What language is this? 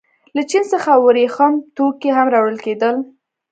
Pashto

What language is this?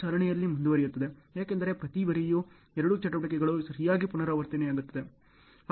Kannada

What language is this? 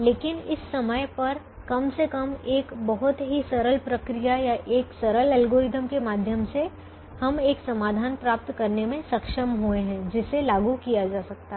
Hindi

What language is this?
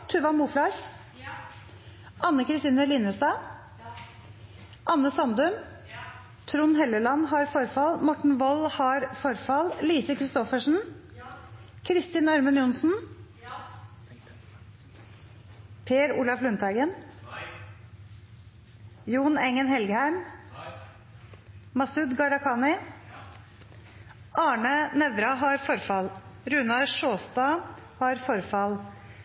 Norwegian Nynorsk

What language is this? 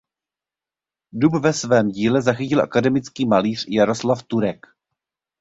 Czech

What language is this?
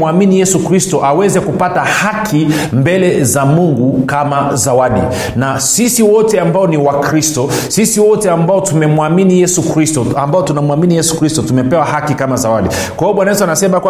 Swahili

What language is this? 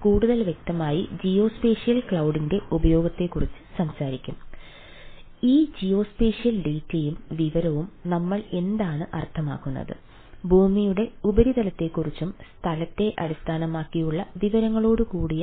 Malayalam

